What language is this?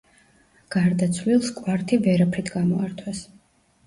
Georgian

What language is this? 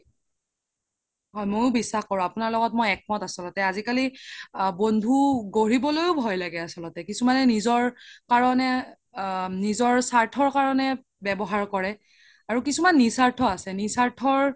Assamese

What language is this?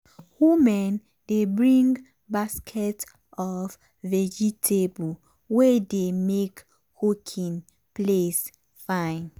Nigerian Pidgin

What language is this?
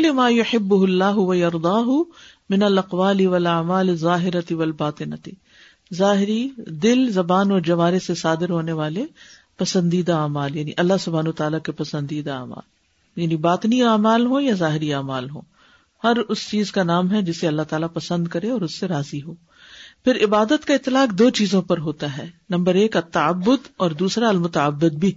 Urdu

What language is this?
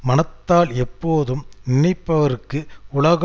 Tamil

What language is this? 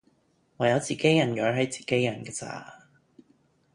Cantonese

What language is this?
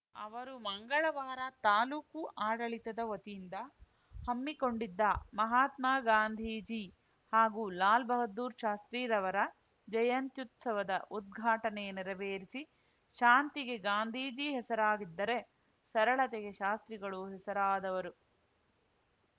Kannada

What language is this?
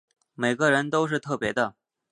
Chinese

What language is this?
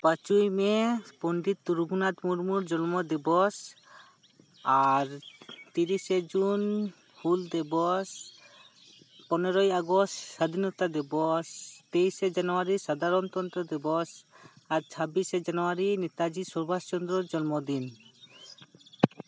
Santali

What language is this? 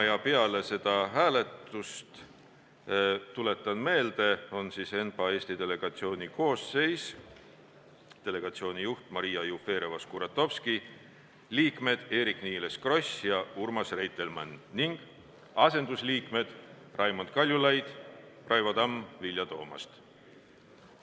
Estonian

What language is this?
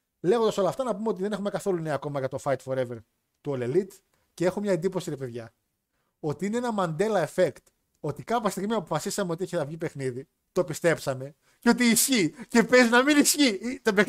Greek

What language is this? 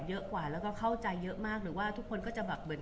Thai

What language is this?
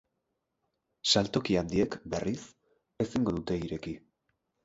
Basque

